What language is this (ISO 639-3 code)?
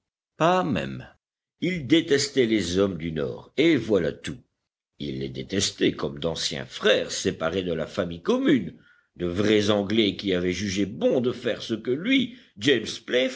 fra